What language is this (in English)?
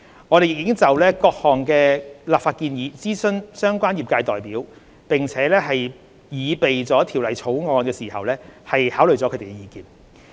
Cantonese